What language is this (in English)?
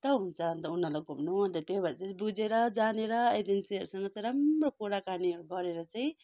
Nepali